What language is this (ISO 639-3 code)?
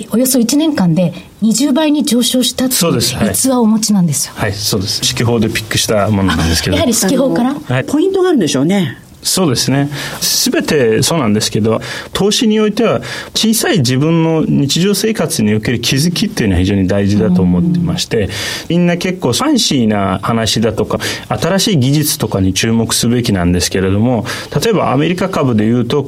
jpn